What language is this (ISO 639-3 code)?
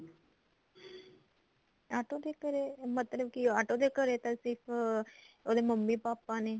pan